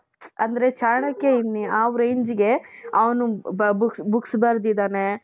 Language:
Kannada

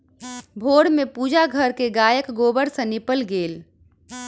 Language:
Maithili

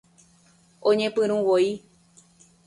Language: Guarani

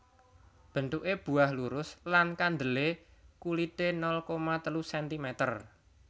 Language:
Javanese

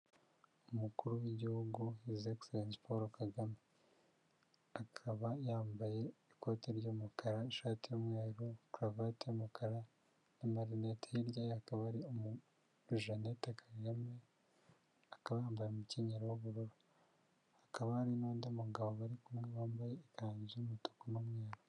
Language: Kinyarwanda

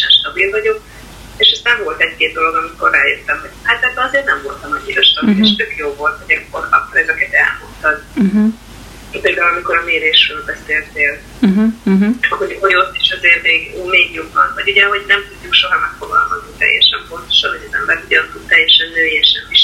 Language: Hungarian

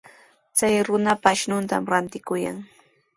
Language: Sihuas Ancash Quechua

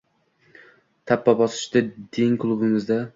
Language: Uzbek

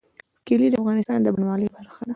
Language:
Pashto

